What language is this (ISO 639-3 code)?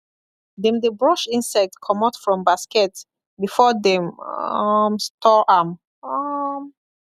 pcm